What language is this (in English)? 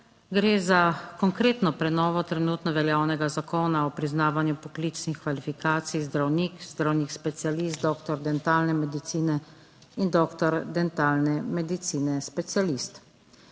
Slovenian